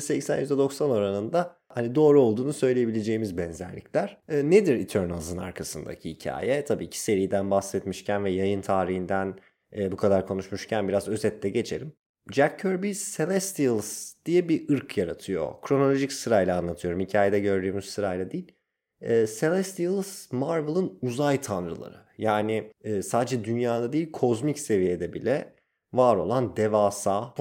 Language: Turkish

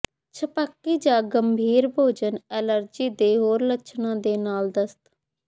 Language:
Punjabi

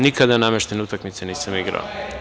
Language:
Serbian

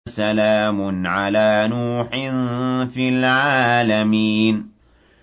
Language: Arabic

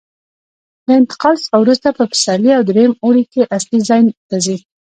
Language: Pashto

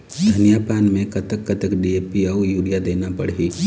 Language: Chhattisgarhi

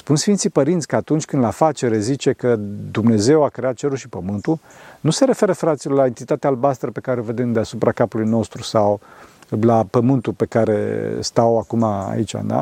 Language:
Romanian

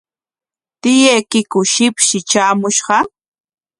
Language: Corongo Ancash Quechua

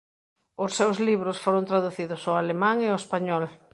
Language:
Galician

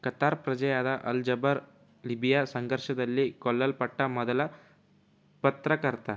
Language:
Kannada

